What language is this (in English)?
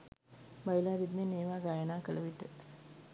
Sinhala